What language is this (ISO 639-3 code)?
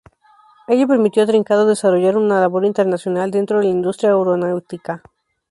spa